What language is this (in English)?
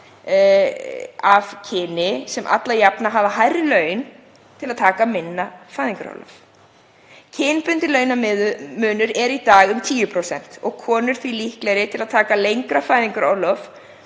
Icelandic